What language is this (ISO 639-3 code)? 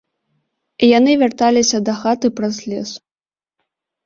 bel